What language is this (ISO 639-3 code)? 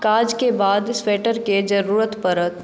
mai